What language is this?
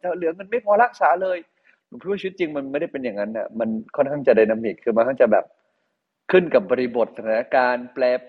Thai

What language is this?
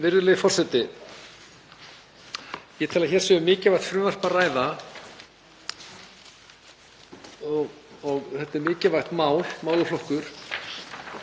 Icelandic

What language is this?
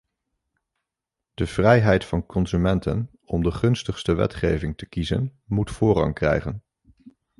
Dutch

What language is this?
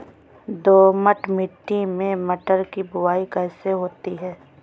Hindi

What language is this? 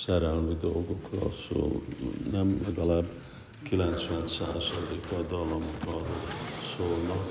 Hungarian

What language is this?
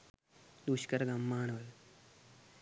Sinhala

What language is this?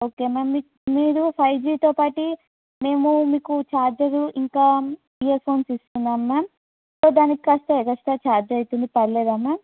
Telugu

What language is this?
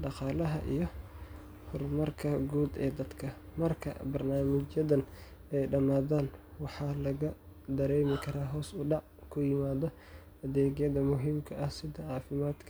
Somali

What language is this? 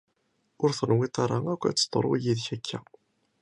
Kabyle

